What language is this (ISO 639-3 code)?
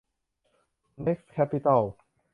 tha